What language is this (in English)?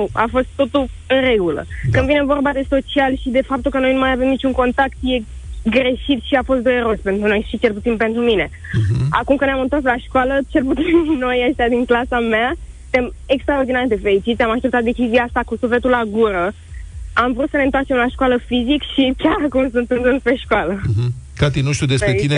Romanian